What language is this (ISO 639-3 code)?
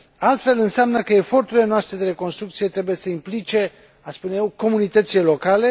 ron